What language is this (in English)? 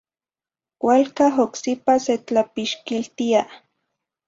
Zacatlán-Ahuacatlán-Tepetzintla Nahuatl